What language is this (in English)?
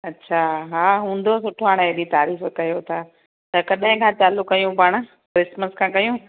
Sindhi